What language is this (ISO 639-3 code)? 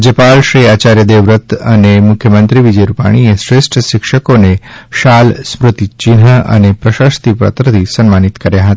guj